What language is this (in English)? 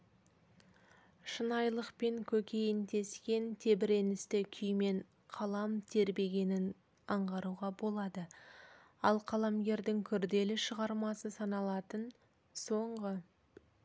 Kazakh